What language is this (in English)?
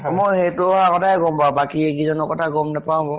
Assamese